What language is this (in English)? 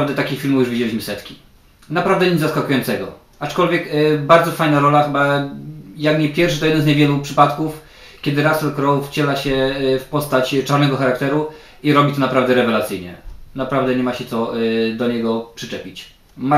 Polish